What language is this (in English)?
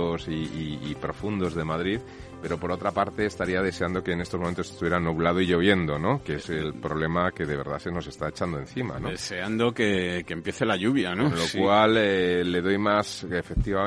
Spanish